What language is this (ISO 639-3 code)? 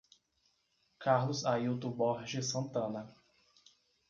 por